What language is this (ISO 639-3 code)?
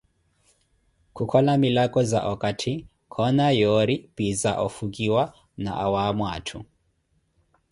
eko